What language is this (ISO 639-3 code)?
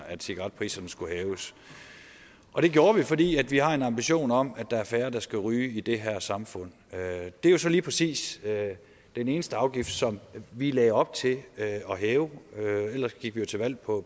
dan